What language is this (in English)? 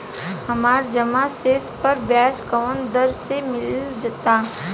Bhojpuri